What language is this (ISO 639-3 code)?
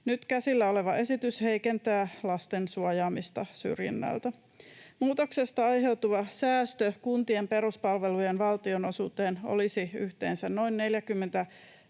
fin